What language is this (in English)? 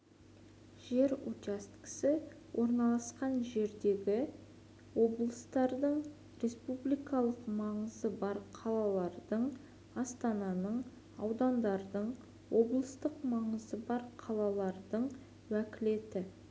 Kazakh